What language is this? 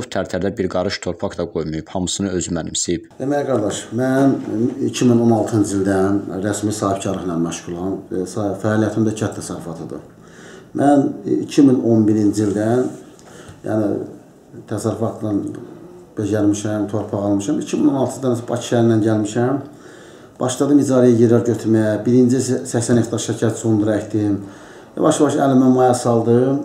Turkish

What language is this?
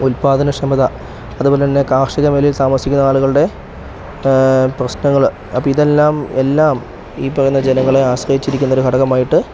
Malayalam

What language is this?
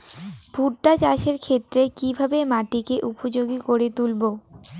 Bangla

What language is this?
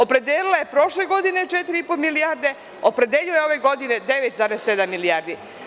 Serbian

